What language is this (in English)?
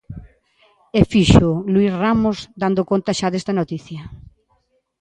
Galician